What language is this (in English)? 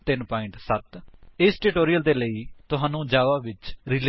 Punjabi